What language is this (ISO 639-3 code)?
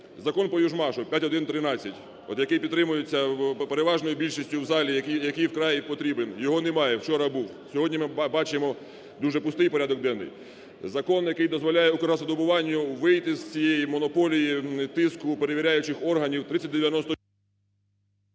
ukr